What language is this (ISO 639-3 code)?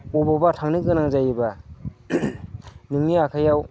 brx